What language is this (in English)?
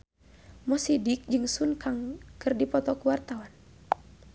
Sundanese